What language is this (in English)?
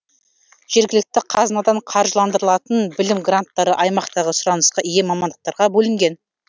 Kazakh